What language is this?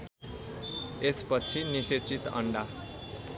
Nepali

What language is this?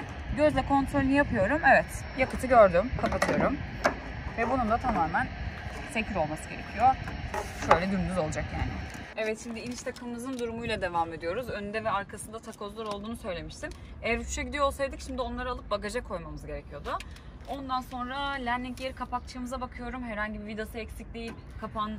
Turkish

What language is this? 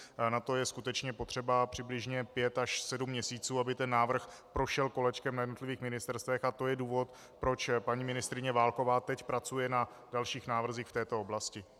Czech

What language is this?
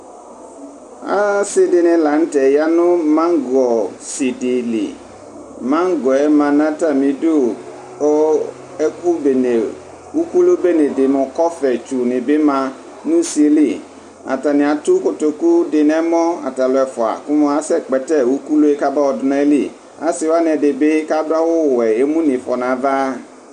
Ikposo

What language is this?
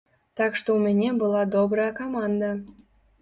Belarusian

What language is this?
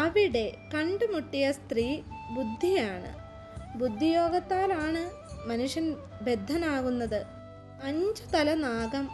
Malayalam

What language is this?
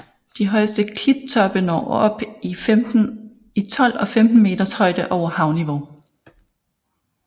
Danish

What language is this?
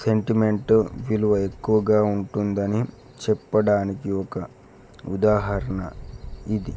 Telugu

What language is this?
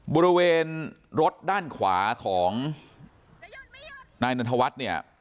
Thai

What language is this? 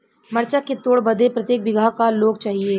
Bhojpuri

